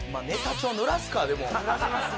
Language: Japanese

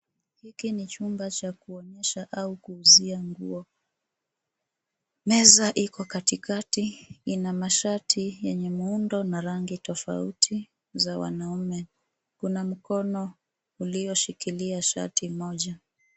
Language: Swahili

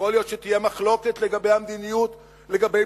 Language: Hebrew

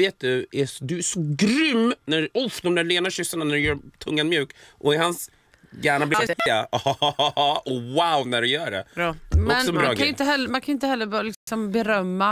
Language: Swedish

